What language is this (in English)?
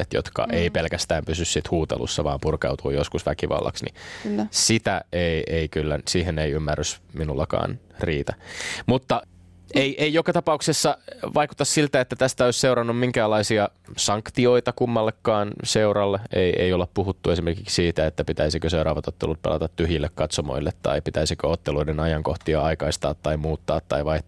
Finnish